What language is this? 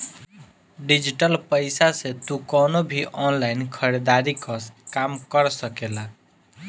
Bhojpuri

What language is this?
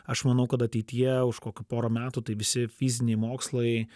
Lithuanian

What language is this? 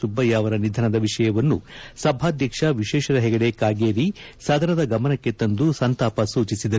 Kannada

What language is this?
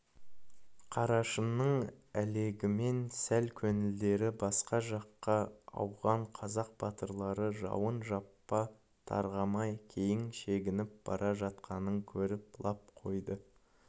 Kazakh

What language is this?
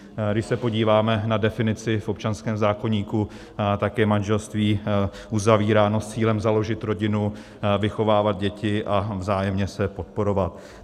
Czech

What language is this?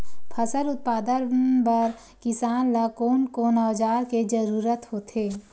Chhattisgarhi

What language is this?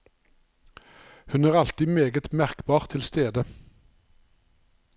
Norwegian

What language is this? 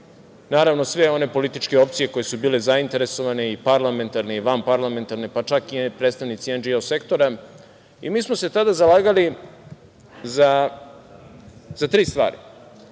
Serbian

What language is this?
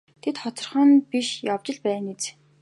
Mongolian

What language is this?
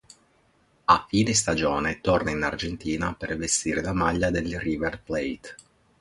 Italian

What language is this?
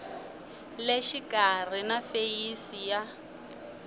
Tsonga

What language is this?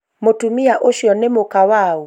Kikuyu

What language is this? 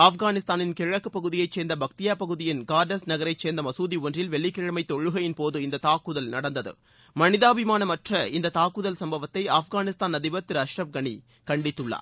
Tamil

